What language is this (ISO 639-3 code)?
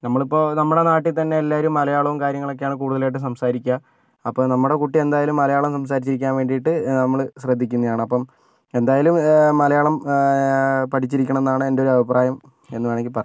mal